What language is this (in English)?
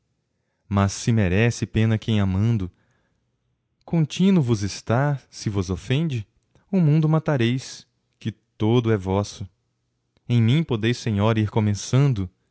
Portuguese